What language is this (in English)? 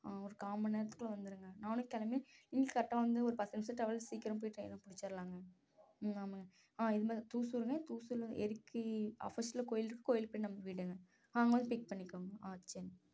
Tamil